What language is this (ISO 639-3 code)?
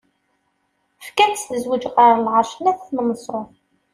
kab